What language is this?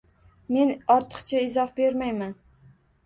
Uzbek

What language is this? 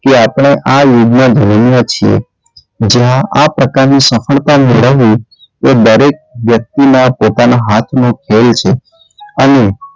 Gujarati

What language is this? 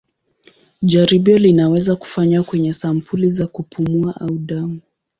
Swahili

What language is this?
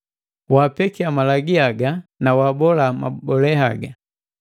Matengo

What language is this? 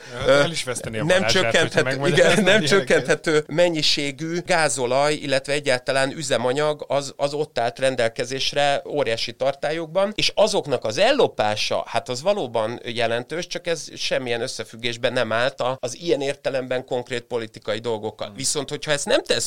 Hungarian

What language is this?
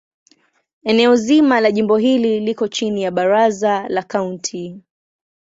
Swahili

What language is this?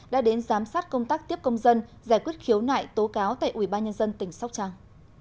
Vietnamese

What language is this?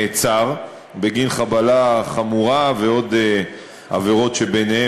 Hebrew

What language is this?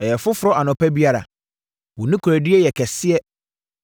Akan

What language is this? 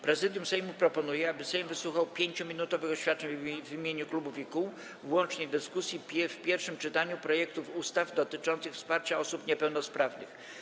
Polish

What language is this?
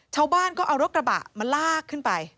Thai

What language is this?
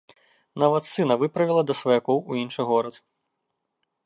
Belarusian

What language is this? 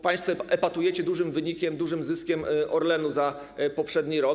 Polish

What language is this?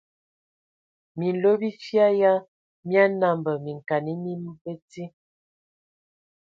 Ewondo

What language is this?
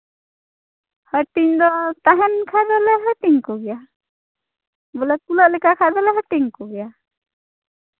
Santali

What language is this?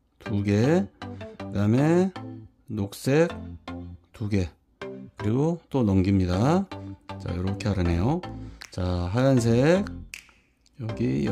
Korean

